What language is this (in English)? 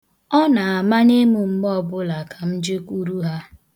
Igbo